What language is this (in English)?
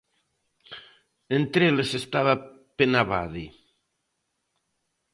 Galician